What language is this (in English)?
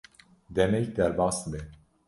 Kurdish